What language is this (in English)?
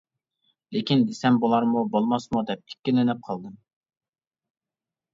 Uyghur